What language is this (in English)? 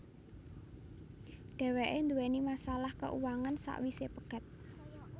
Javanese